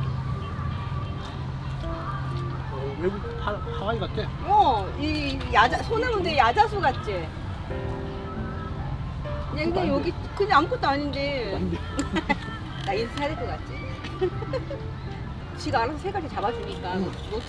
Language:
Korean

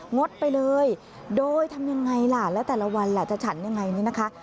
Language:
Thai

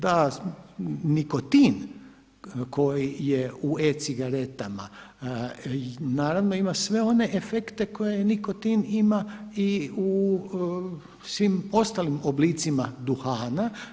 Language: Croatian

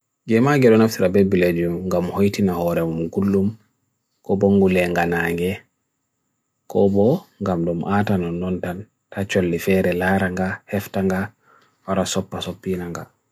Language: Bagirmi Fulfulde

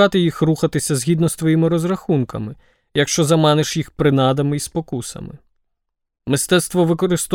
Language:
Ukrainian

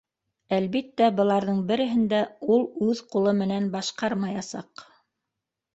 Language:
Bashkir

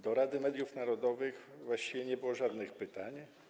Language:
Polish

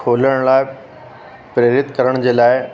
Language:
Sindhi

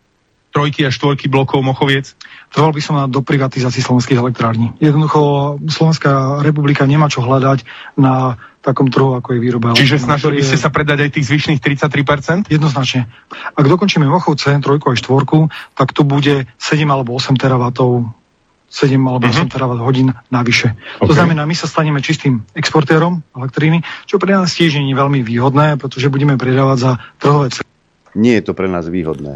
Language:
Slovak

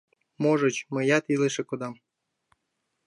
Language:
Mari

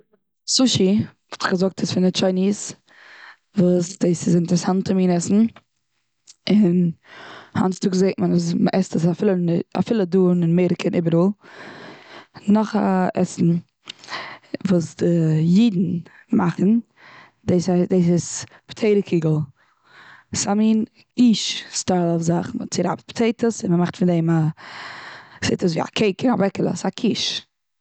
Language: Yiddish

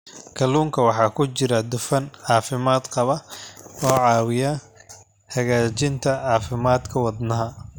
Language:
Somali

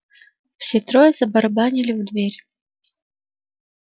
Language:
Russian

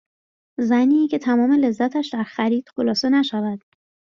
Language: Persian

